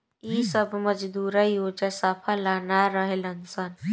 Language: Bhojpuri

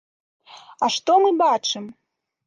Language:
Belarusian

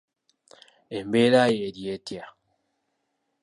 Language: Ganda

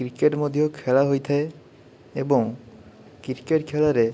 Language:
Odia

